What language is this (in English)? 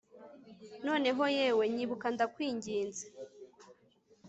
Kinyarwanda